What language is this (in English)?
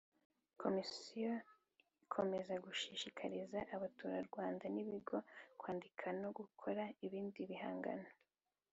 Kinyarwanda